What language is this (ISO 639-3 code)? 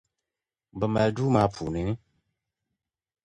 dag